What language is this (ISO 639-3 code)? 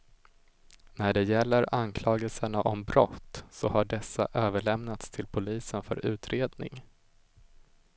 swe